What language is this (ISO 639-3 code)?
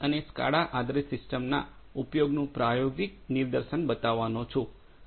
guj